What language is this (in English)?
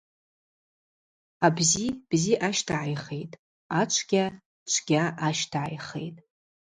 Abaza